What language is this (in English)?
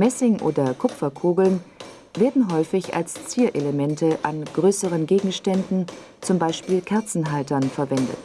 German